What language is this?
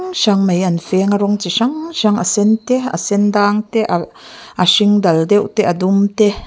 Mizo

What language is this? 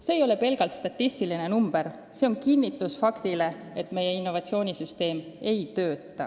Estonian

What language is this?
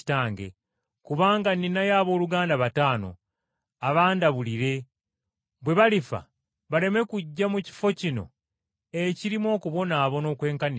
Ganda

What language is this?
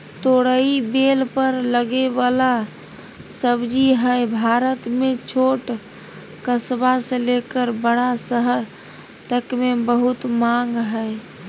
Magahi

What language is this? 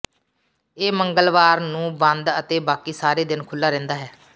Punjabi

